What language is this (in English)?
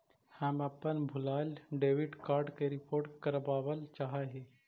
Magahi